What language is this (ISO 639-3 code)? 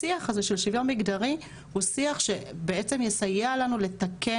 heb